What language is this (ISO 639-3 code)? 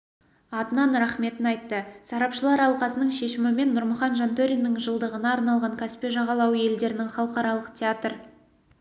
kaz